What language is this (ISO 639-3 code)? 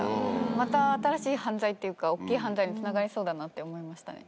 jpn